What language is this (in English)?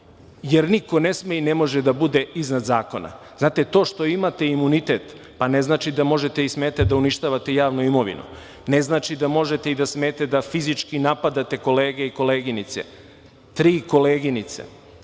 Serbian